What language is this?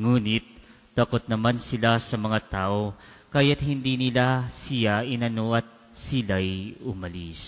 Filipino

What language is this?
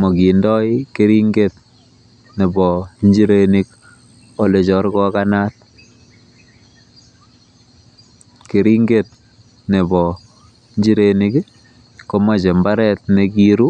Kalenjin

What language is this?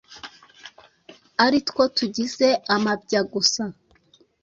Kinyarwanda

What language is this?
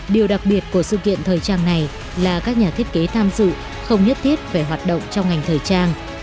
Vietnamese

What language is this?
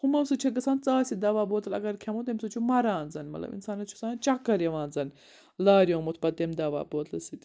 Kashmiri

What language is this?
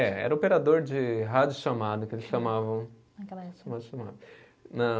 Portuguese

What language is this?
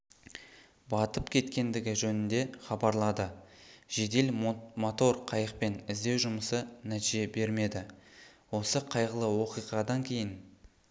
Kazakh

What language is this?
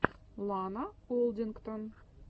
Russian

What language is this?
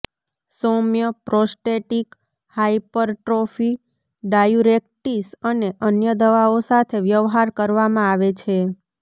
Gujarati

